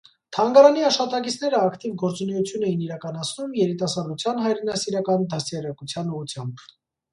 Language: Armenian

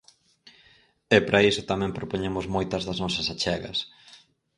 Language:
Galician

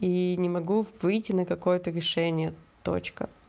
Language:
Russian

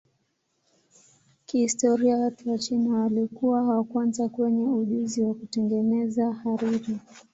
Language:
Swahili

